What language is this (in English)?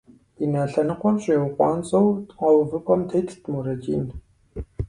Kabardian